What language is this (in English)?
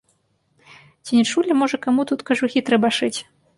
Belarusian